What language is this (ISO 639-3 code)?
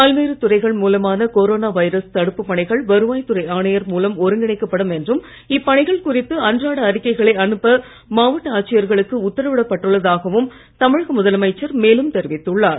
tam